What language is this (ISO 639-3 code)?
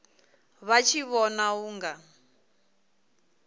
ven